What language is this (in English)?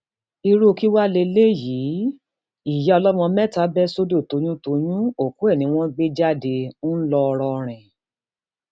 Yoruba